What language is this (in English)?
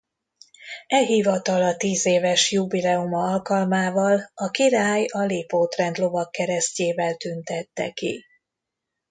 Hungarian